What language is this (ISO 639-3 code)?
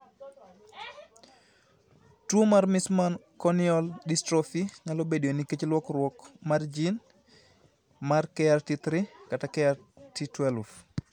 luo